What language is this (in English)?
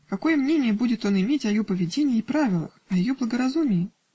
Russian